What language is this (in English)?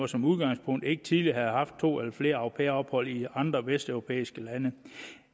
Danish